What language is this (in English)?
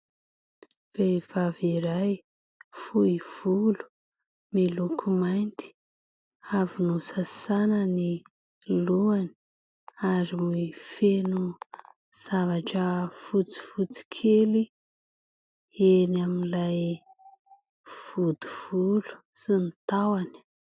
Malagasy